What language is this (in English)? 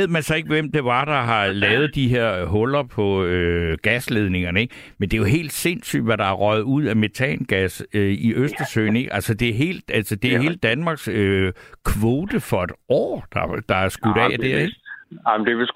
Danish